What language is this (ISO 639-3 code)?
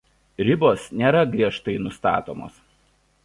lit